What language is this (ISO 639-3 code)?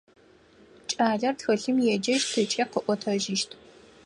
ady